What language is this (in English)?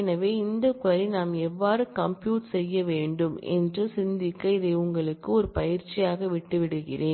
Tamil